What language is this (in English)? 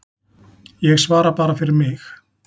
Icelandic